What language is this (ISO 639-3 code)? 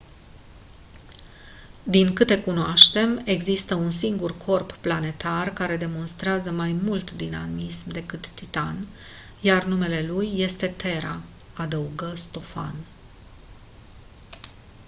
ron